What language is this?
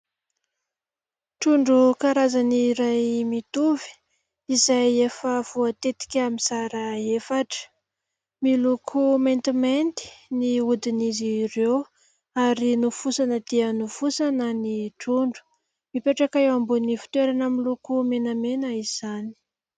Malagasy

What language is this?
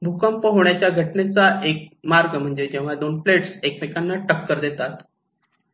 Marathi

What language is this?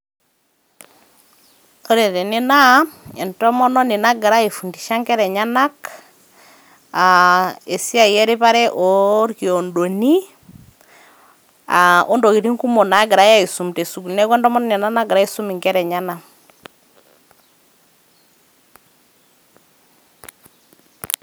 Masai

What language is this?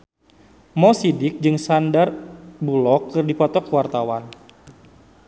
Sundanese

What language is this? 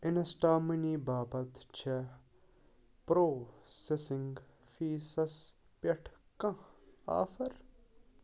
Kashmiri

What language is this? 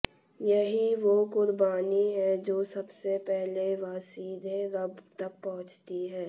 Hindi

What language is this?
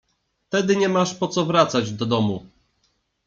Polish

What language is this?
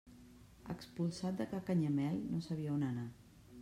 Catalan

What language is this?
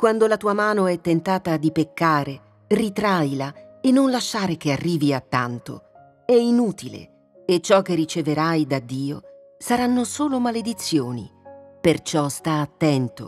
Italian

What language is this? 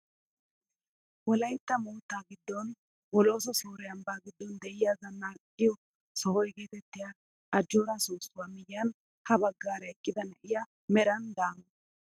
Wolaytta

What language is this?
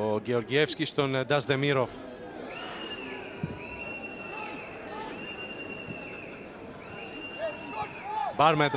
Greek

